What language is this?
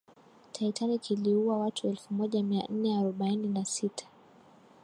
Swahili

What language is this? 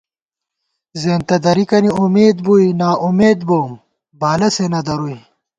Gawar-Bati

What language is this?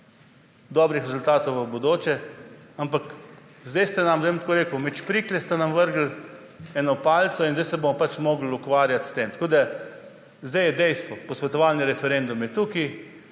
Slovenian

